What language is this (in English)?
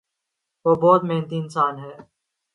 Urdu